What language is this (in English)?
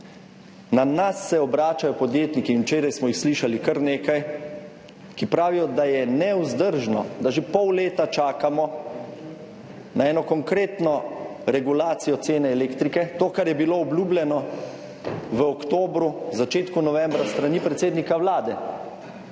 Slovenian